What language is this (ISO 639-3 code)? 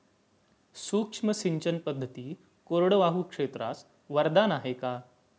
mar